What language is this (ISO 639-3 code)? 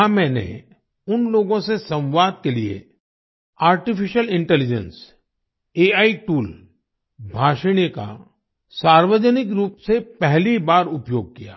hin